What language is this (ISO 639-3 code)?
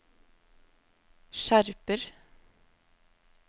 nor